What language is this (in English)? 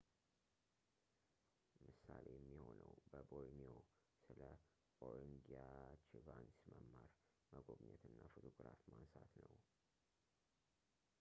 Amharic